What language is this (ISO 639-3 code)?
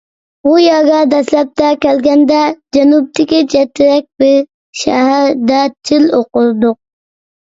uig